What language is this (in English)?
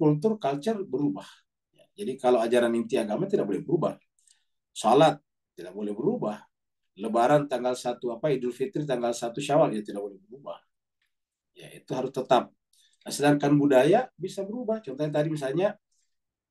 Indonesian